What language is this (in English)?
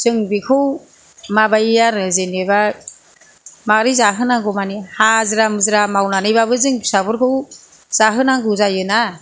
Bodo